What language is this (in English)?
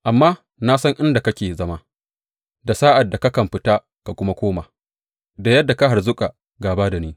Hausa